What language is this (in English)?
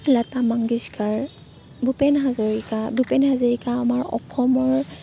Assamese